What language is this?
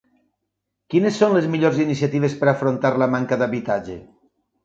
Catalan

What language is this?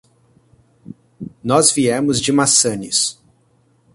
Portuguese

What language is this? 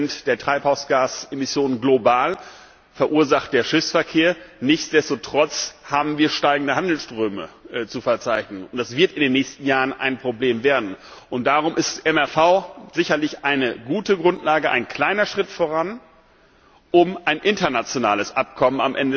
German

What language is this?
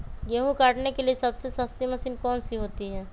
Magahi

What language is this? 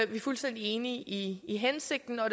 Danish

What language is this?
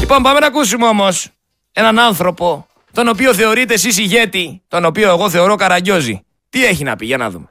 Greek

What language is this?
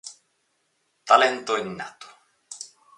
Galician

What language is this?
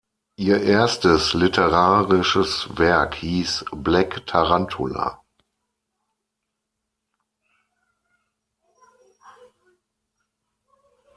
German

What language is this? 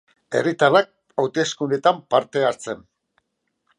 Basque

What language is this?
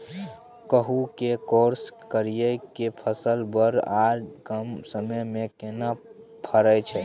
Maithili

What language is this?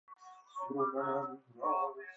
Persian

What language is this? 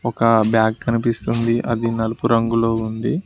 Telugu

